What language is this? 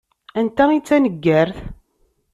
Kabyle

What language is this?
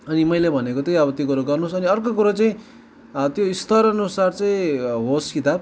Nepali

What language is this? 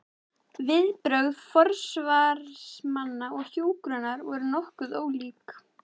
Icelandic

